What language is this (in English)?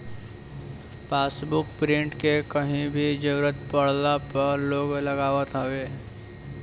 Bhojpuri